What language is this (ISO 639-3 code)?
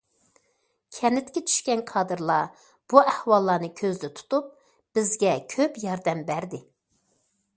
uig